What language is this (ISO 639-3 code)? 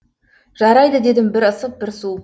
kaz